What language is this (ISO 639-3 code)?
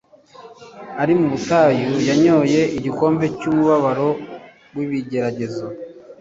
kin